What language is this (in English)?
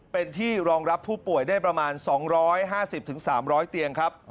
Thai